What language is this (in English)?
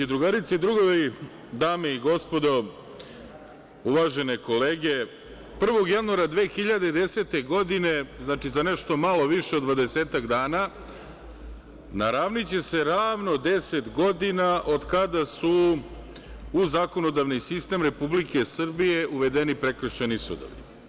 Serbian